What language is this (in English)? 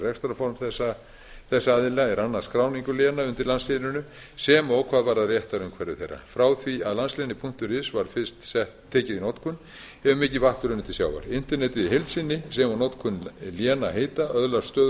Icelandic